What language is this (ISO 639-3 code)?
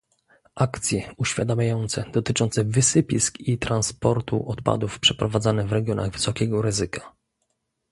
pol